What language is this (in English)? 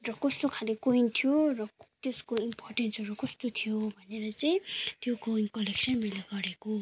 Nepali